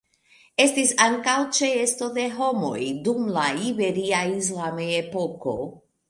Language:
Esperanto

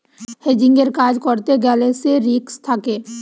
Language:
Bangla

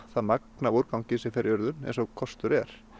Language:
Icelandic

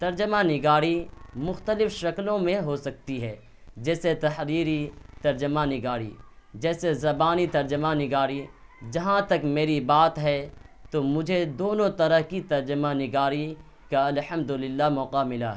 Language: Urdu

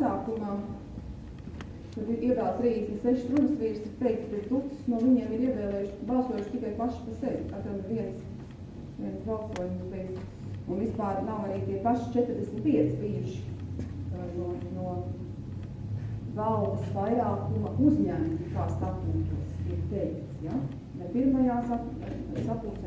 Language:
Portuguese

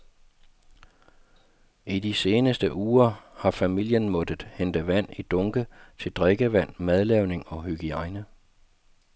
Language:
Danish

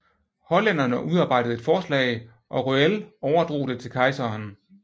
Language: Danish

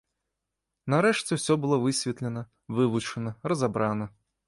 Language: Belarusian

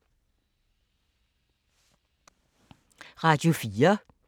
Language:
Danish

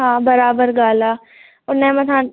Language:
Sindhi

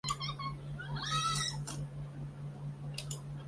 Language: Chinese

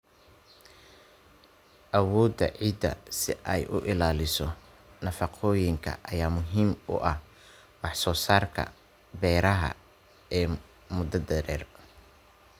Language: Somali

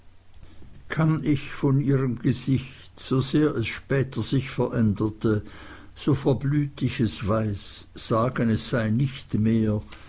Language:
German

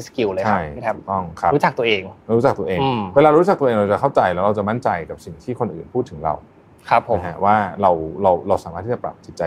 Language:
Thai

